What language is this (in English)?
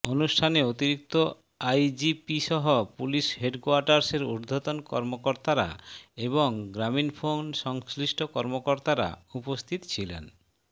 Bangla